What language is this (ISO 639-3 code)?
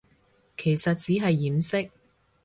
yue